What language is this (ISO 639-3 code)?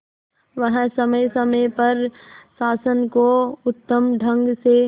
hin